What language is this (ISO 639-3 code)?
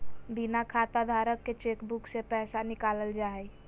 mag